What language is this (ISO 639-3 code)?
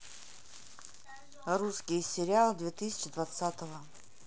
rus